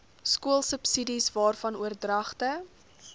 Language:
Afrikaans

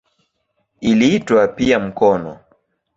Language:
Swahili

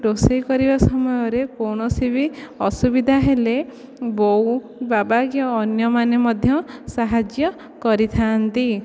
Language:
Odia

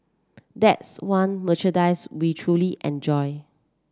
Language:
English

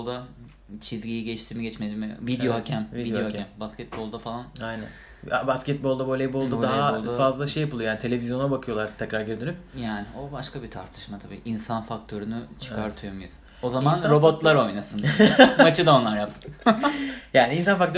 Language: Turkish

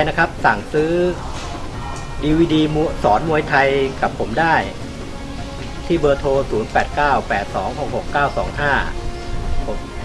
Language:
Thai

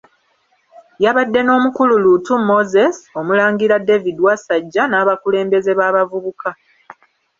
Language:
Ganda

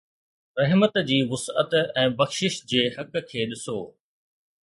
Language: Sindhi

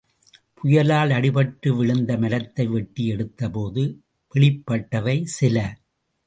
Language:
Tamil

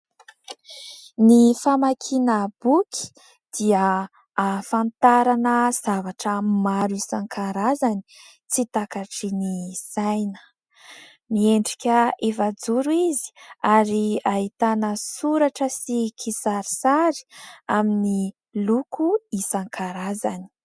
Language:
Malagasy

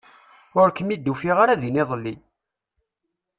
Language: Kabyle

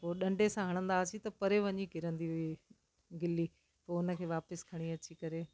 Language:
Sindhi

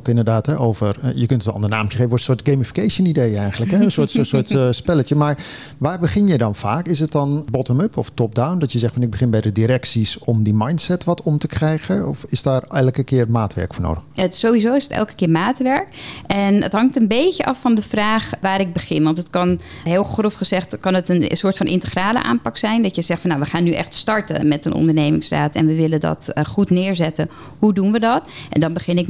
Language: Dutch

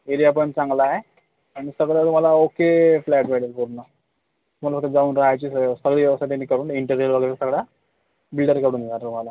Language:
Marathi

